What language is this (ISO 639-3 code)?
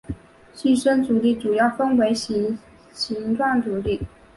zho